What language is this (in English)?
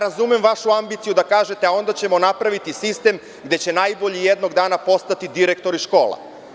Serbian